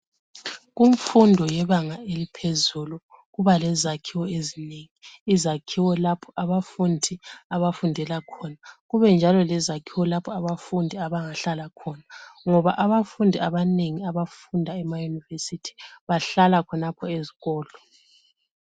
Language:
North Ndebele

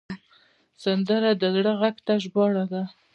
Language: Pashto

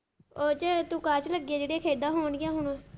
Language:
Punjabi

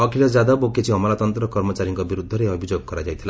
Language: Odia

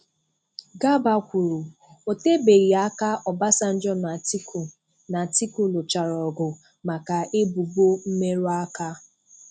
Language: Igbo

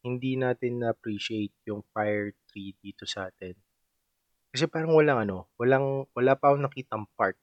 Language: Filipino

